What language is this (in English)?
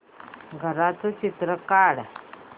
Marathi